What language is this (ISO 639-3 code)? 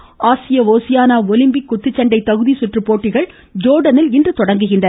tam